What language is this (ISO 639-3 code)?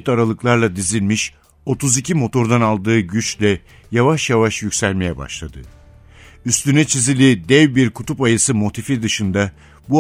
tur